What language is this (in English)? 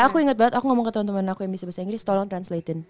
Indonesian